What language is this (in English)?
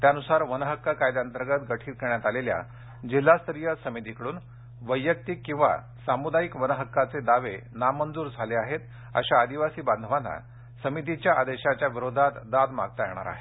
Marathi